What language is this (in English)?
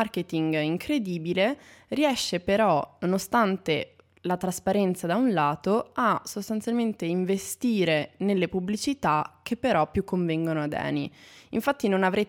Italian